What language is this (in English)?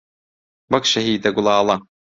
Central Kurdish